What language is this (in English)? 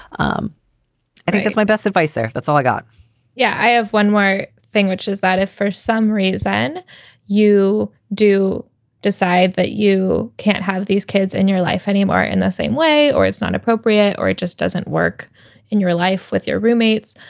English